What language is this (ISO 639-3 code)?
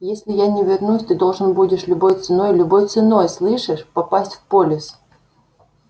rus